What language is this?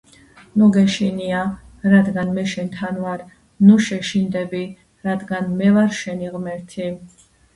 Georgian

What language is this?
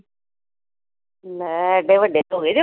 Punjabi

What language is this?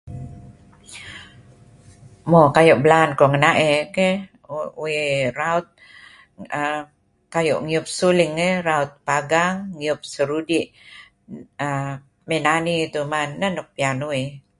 Kelabit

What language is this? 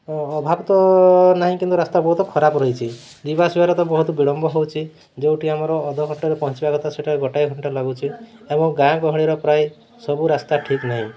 Odia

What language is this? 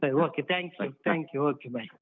Kannada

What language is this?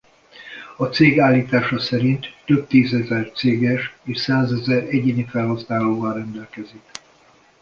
Hungarian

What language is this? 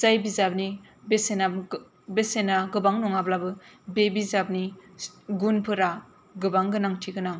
Bodo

